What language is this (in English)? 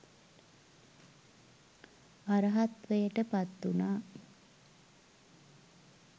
Sinhala